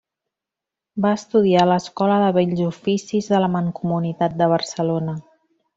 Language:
Catalan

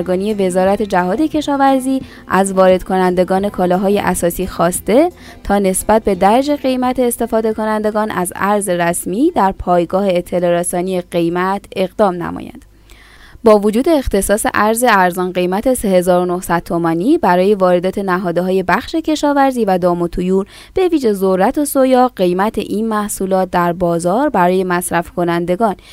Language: Persian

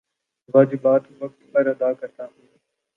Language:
Urdu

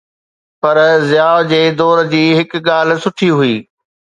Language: Sindhi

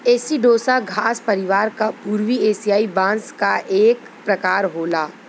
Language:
Bhojpuri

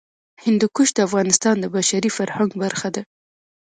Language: Pashto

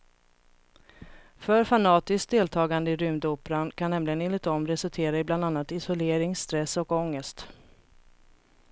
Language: Swedish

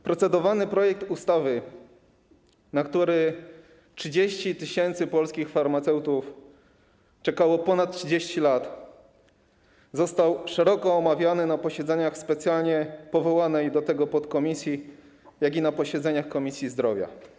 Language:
Polish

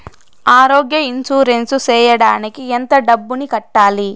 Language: Telugu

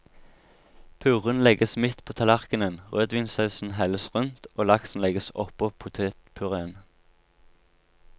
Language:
Norwegian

